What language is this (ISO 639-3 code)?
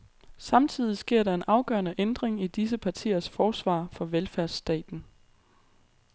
dan